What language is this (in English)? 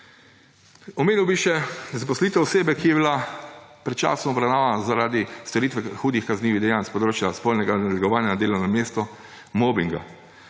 Slovenian